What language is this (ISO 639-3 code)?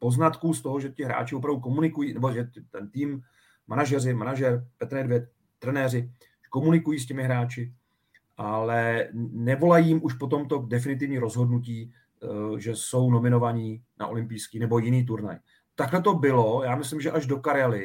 ces